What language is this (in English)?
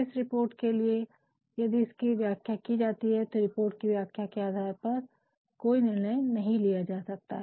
Hindi